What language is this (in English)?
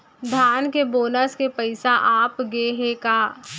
Chhattisgarhi